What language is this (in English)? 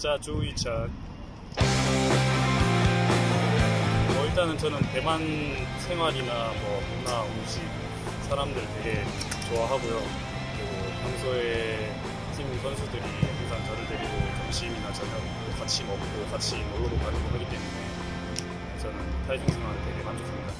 Korean